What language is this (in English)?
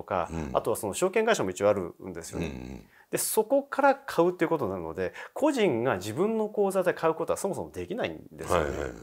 Japanese